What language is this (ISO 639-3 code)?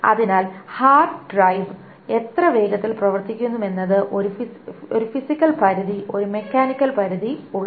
mal